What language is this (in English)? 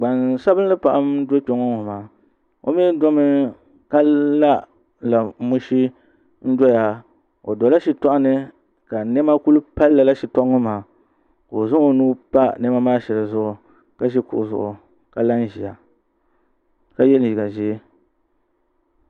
Dagbani